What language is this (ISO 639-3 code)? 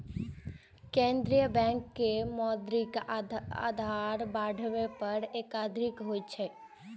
mai